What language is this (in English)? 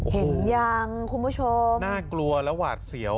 Thai